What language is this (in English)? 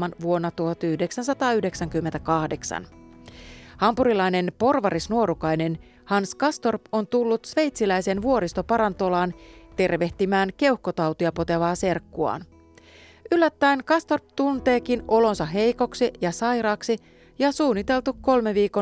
Finnish